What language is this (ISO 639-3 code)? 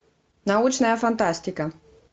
rus